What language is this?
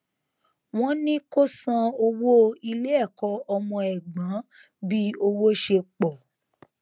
Yoruba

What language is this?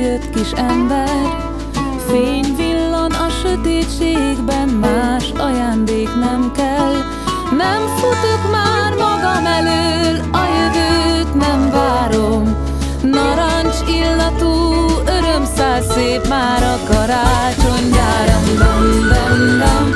Hungarian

